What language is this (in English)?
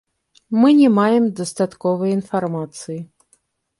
Belarusian